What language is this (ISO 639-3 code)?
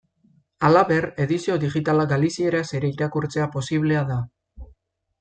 eus